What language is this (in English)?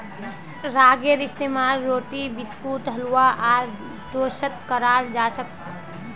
Magahi